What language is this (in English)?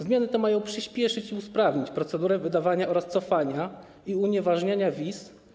Polish